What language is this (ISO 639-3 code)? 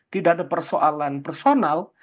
ind